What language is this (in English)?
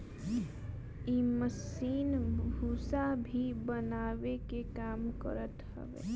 Bhojpuri